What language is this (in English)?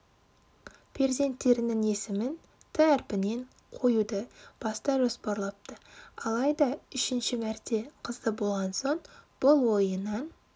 Kazakh